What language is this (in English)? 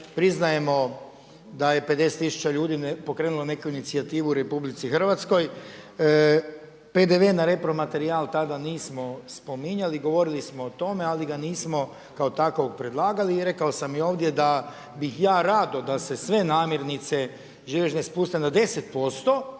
Croatian